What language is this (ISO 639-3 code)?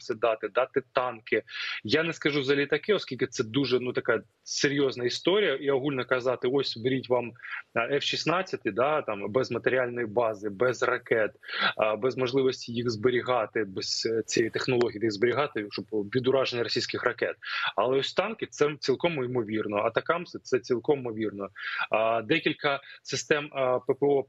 ukr